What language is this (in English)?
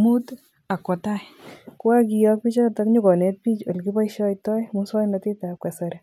Kalenjin